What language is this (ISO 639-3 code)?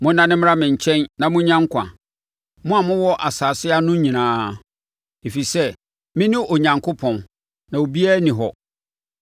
aka